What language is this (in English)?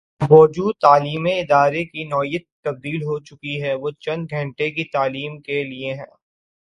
Urdu